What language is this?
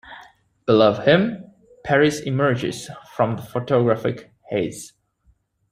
English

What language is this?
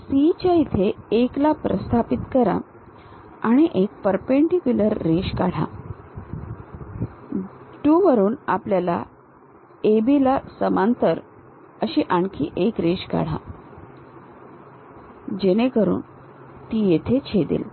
Marathi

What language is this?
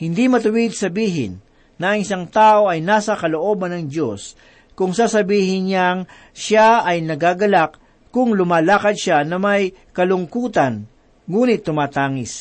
Filipino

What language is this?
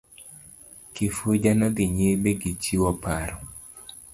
Luo (Kenya and Tanzania)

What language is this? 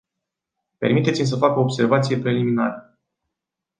Romanian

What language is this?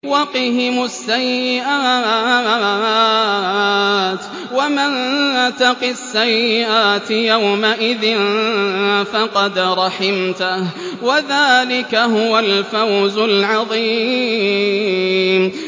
Arabic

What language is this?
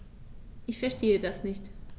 German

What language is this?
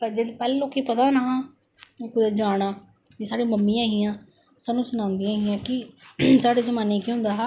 Dogri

